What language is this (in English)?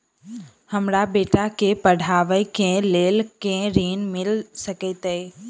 Maithili